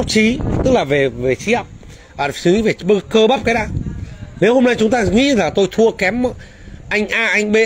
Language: Vietnamese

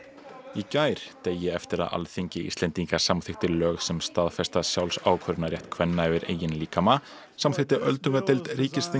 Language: Icelandic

